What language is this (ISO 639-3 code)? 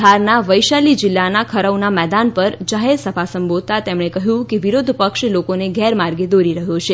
guj